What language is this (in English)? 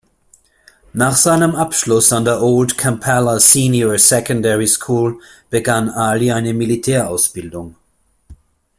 German